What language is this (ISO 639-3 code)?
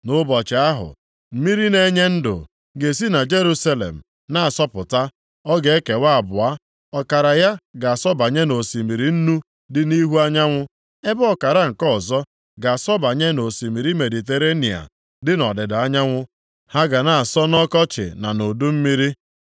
ibo